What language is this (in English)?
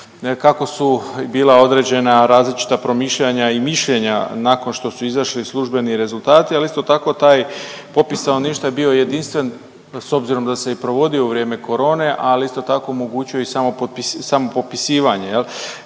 Croatian